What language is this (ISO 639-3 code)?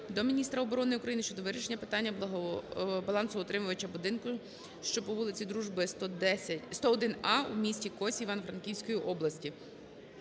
ukr